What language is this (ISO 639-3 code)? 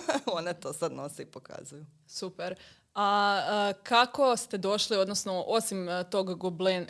hrv